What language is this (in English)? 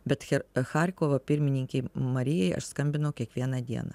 Lithuanian